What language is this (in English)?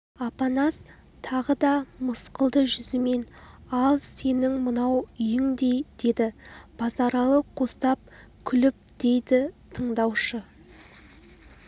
Kazakh